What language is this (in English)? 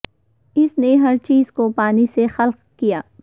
Urdu